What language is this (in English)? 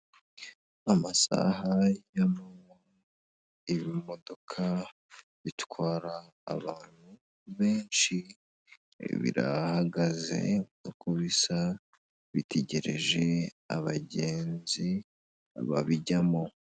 Kinyarwanda